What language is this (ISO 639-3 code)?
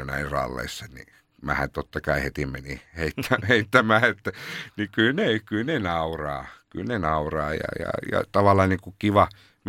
fin